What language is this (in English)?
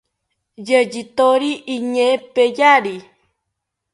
South Ucayali Ashéninka